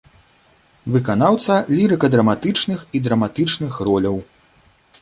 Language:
Belarusian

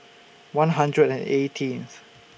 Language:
English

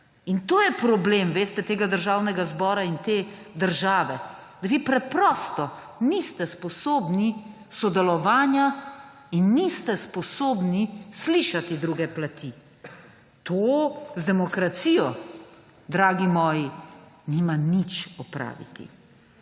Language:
Slovenian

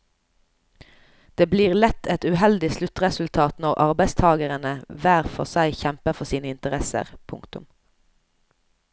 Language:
Norwegian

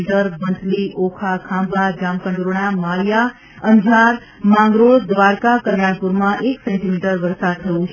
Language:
Gujarati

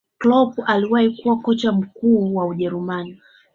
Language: Swahili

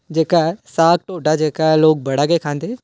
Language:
Dogri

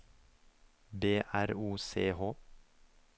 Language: Norwegian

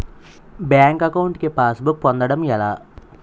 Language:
Telugu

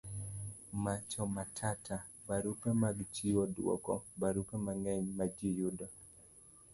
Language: Luo (Kenya and Tanzania)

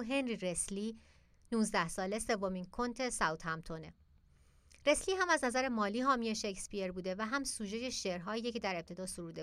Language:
Persian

